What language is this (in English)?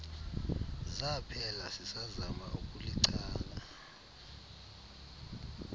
Xhosa